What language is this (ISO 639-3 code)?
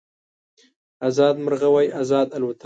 pus